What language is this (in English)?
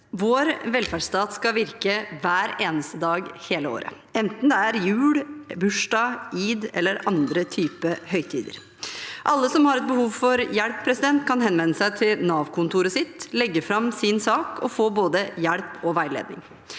Norwegian